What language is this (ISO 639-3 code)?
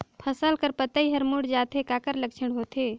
hne